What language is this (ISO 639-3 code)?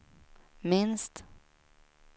swe